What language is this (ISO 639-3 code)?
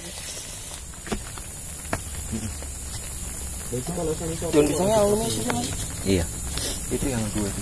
ind